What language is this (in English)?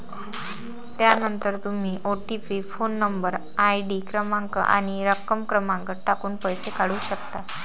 Marathi